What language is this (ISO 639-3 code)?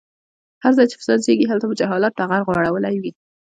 pus